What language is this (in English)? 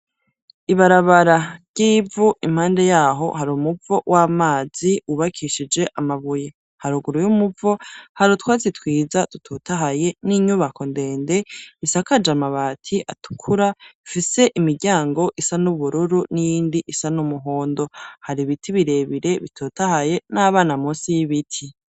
Rundi